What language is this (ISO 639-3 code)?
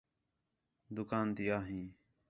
xhe